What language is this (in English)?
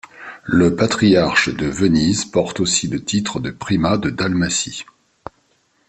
French